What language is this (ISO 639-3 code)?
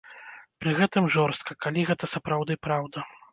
bel